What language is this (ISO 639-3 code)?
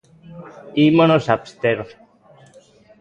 glg